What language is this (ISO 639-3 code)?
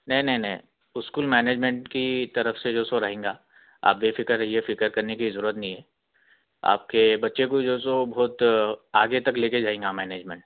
urd